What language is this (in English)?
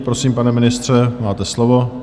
Czech